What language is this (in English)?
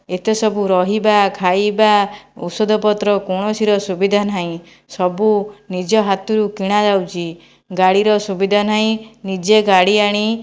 Odia